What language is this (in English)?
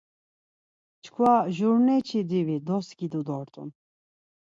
Laz